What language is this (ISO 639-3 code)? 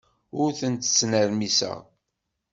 kab